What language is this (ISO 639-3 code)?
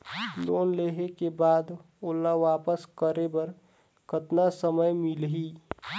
hne